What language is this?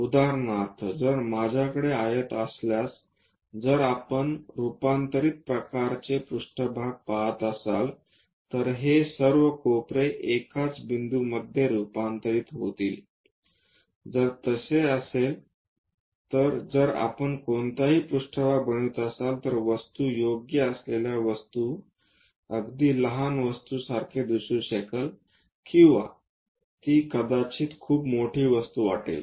Marathi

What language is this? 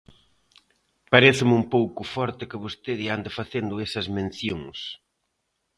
Galician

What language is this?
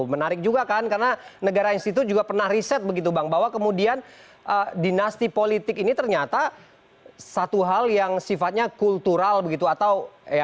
Indonesian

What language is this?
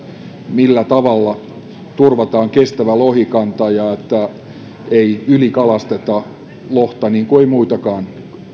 Finnish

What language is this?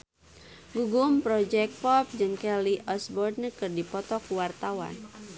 Sundanese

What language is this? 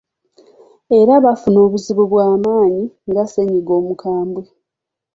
Ganda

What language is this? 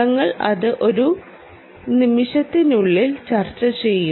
Malayalam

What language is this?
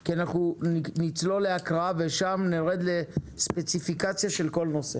Hebrew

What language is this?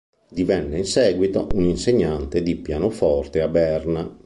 Italian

